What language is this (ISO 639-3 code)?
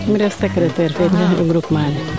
srr